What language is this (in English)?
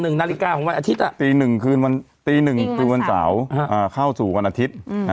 Thai